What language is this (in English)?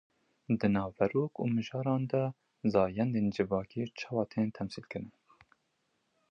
Kurdish